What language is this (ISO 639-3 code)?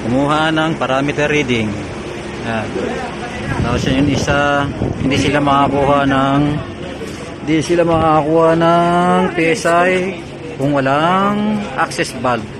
fil